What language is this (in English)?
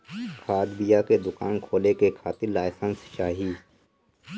Bhojpuri